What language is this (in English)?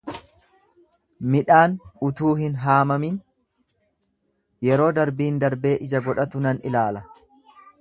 Oromo